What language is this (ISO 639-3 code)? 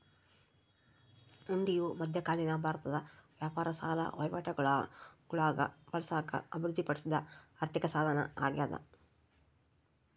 kan